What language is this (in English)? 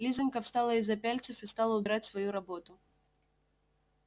Russian